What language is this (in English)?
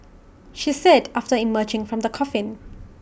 English